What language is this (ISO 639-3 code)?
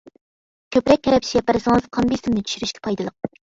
uig